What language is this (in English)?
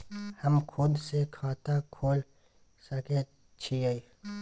Maithili